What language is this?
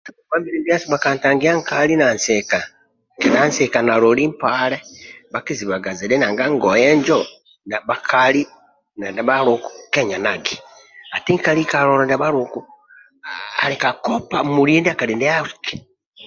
Amba (Uganda)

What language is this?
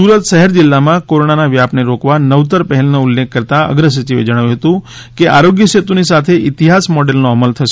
Gujarati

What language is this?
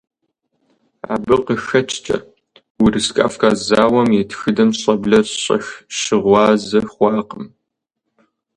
Kabardian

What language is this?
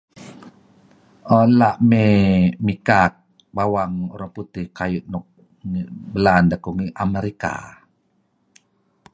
Kelabit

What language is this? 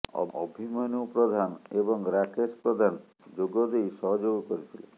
Odia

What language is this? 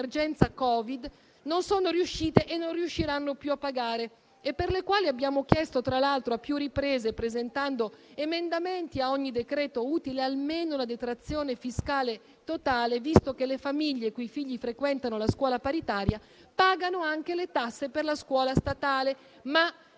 Italian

